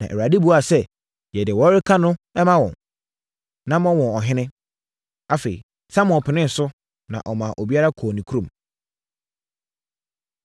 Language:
Akan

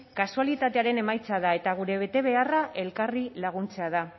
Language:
Basque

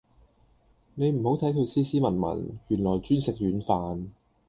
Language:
Cantonese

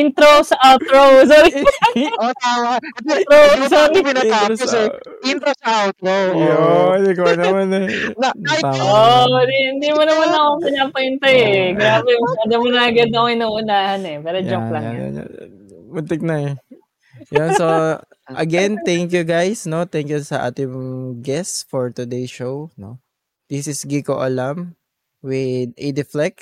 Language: Filipino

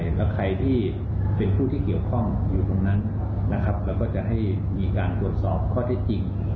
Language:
Thai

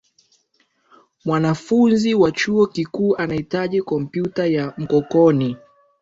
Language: Swahili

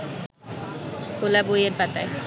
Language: Bangla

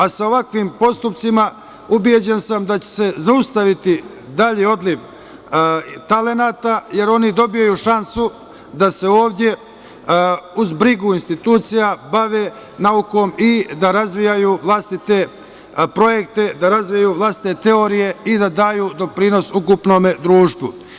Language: Serbian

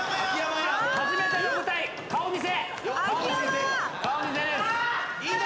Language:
Japanese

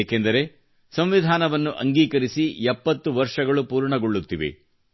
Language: Kannada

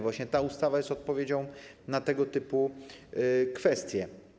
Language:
Polish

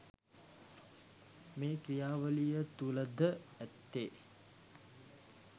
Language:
Sinhala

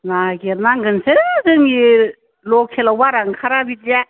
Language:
Bodo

